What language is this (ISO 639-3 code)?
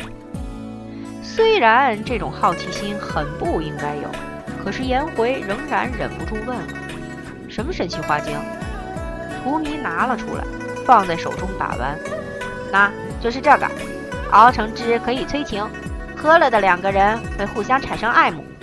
zho